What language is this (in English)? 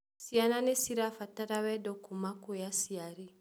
Kikuyu